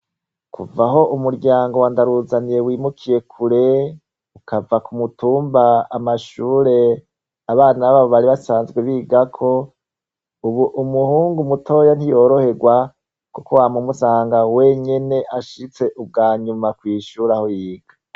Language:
Rundi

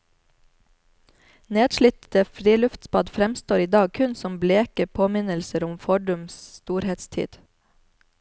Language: Norwegian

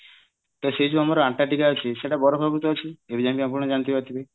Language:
Odia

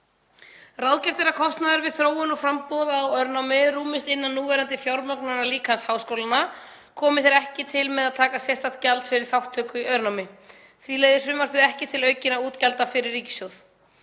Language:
Icelandic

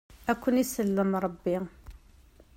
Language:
Kabyle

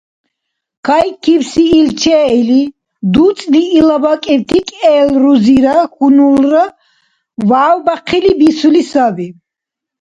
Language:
Dargwa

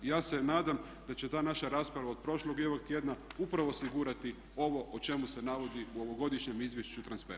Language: Croatian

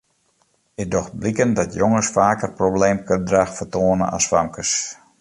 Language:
Western Frisian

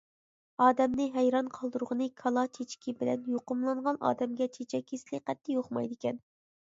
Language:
Uyghur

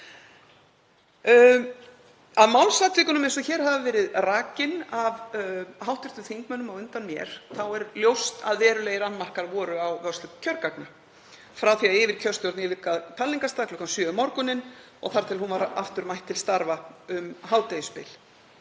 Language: Icelandic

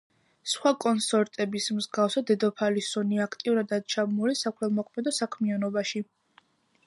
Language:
Georgian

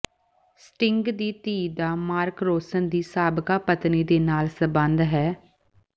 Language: Punjabi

